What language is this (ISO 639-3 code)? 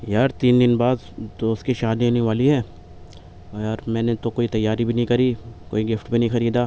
urd